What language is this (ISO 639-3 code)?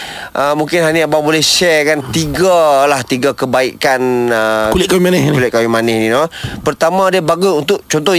msa